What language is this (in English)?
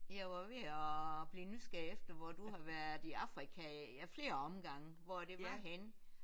Danish